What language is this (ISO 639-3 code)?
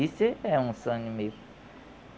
por